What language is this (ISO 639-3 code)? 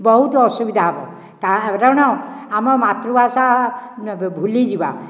ori